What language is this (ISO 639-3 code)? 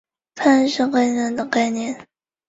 zho